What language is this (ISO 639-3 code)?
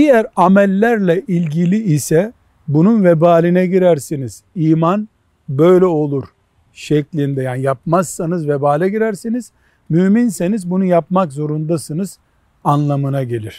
tur